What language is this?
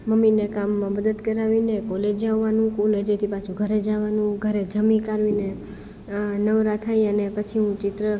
Gujarati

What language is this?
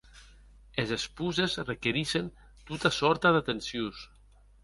Occitan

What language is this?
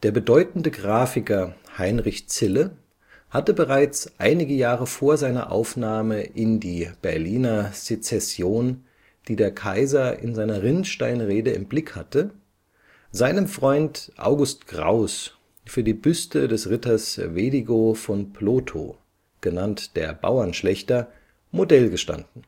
German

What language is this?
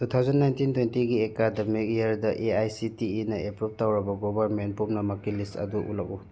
Manipuri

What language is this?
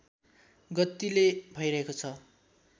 Nepali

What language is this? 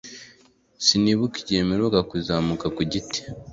Kinyarwanda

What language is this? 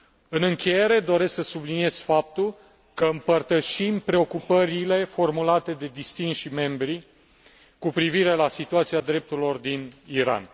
Romanian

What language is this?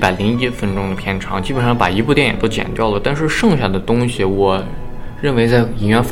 Chinese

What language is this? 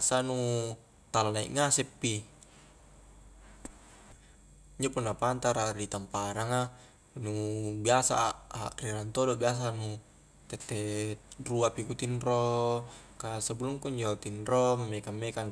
Highland Konjo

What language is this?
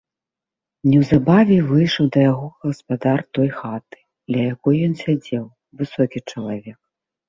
Belarusian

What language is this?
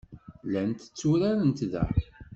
Kabyle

